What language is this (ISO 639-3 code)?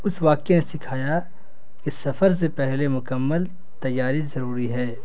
urd